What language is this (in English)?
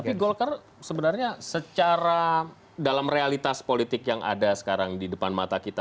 Indonesian